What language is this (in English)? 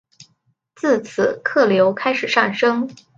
Chinese